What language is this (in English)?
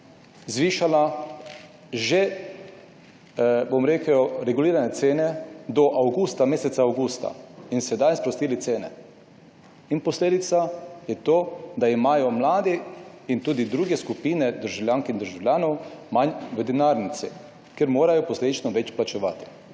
Slovenian